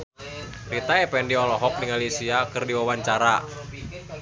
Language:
Sundanese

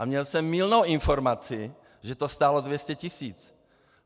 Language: Czech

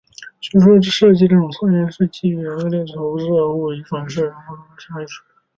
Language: Chinese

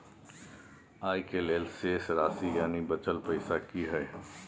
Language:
Maithili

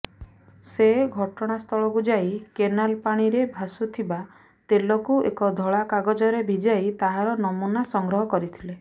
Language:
Odia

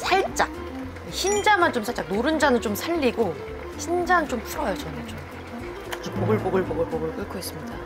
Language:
Korean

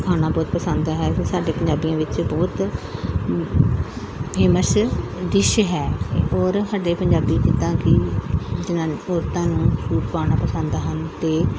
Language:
Punjabi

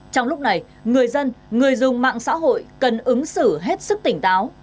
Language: Vietnamese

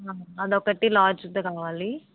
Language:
Telugu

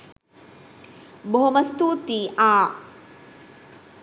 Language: Sinhala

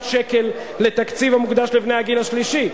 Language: Hebrew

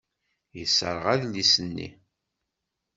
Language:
Kabyle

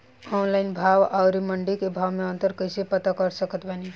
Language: Bhojpuri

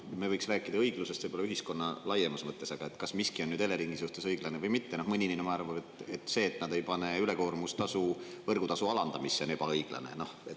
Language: Estonian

